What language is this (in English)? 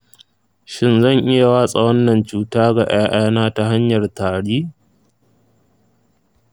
Hausa